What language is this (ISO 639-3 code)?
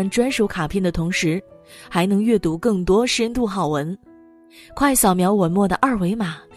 zho